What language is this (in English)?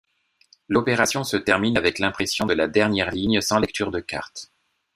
French